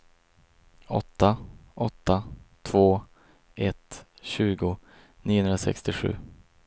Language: Swedish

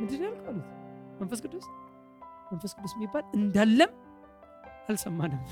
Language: Amharic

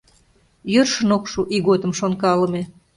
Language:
Mari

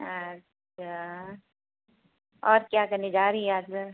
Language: Hindi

